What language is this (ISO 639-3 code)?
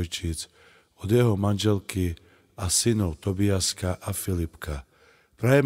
ukr